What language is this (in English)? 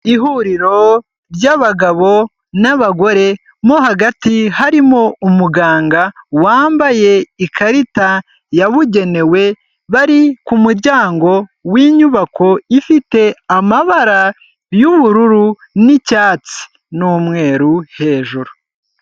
Kinyarwanda